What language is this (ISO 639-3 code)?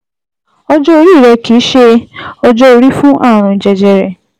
yor